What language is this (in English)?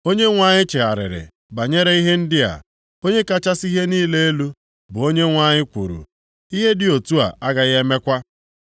Igbo